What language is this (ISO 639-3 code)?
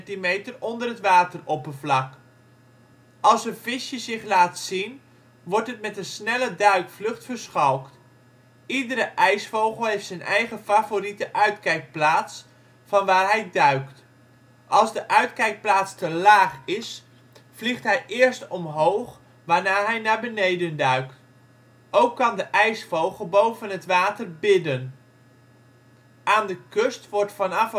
nld